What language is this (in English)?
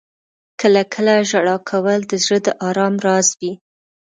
Pashto